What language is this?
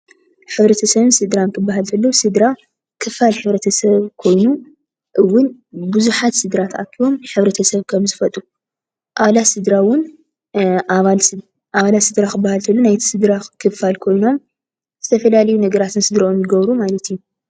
Tigrinya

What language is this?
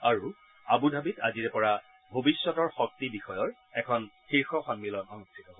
Assamese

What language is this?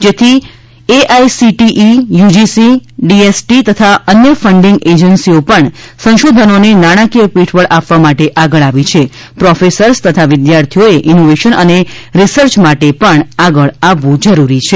Gujarati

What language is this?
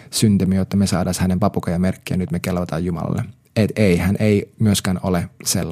Finnish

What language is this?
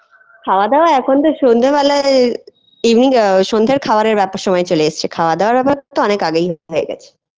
Bangla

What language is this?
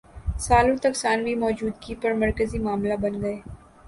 Urdu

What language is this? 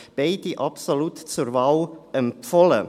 Swiss German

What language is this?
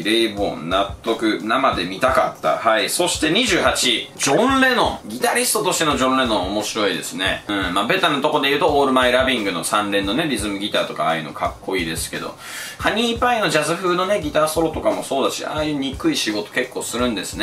Japanese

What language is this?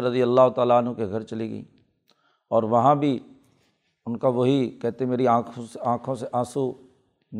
Urdu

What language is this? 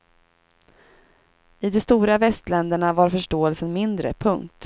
Swedish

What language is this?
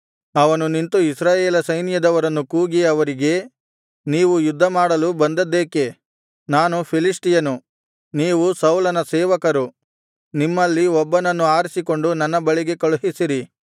Kannada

